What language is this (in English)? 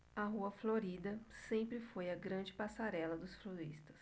Portuguese